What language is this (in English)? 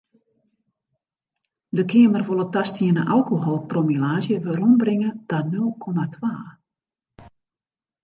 Western Frisian